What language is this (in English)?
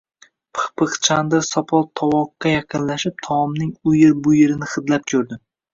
Uzbek